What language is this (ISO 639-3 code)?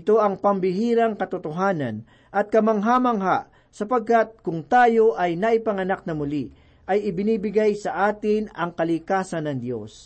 fil